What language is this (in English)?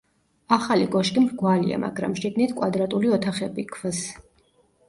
Georgian